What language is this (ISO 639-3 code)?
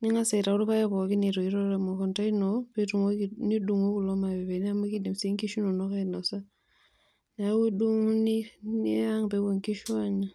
mas